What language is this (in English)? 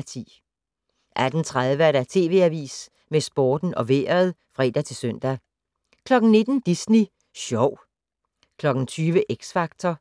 Danish